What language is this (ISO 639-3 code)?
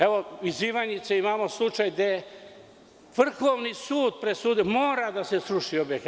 srp